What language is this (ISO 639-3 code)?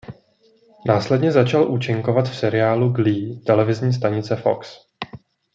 ces